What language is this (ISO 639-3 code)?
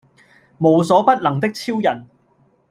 yue